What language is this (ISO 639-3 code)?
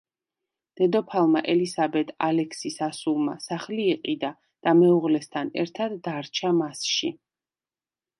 kat